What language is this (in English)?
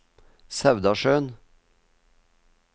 Norwegian